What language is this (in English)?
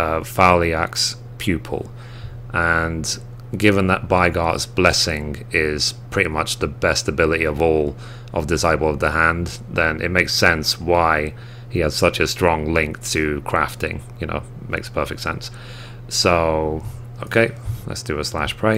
English